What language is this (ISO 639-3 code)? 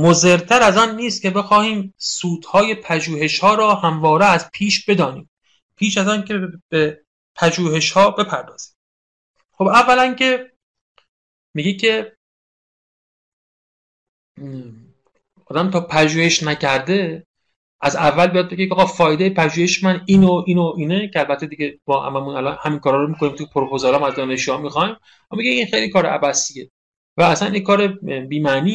fas